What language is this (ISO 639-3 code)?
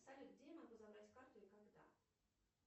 rus